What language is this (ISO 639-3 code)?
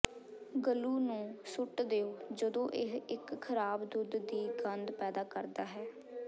pan